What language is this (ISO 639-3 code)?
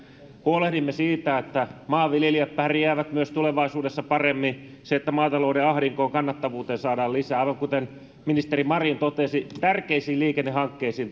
fin